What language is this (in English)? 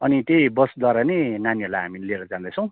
Nepali